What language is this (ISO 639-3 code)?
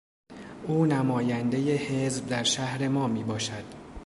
fas